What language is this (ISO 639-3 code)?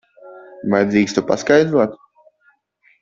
lav